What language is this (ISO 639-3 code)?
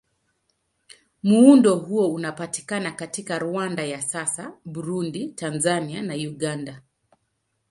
swa